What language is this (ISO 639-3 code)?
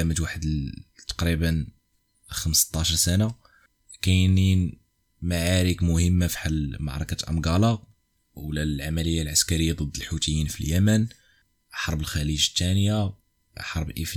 ara